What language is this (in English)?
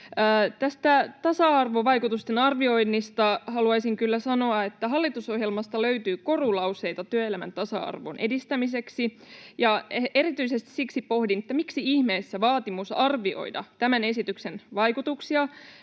Finnish